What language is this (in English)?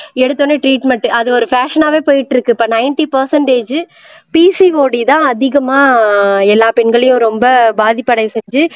Tamil